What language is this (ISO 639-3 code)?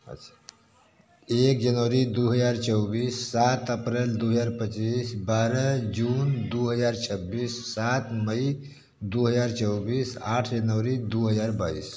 hin